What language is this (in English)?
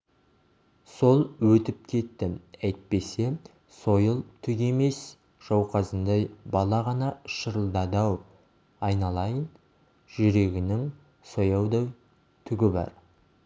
Kazakh